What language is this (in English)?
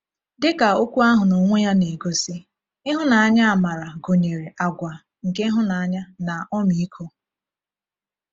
Igbo